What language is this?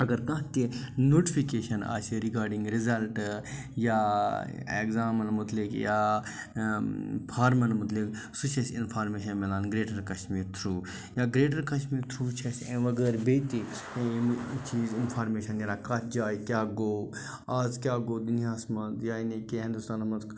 Kashmiri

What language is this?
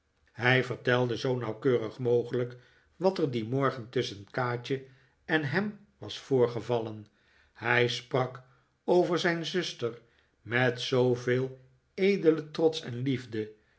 Dutch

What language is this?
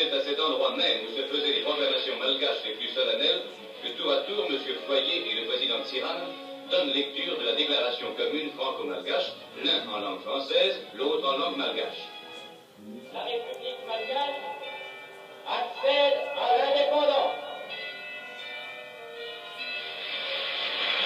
French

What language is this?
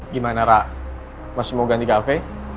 Indonesian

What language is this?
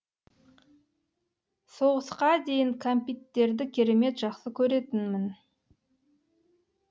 Kazakh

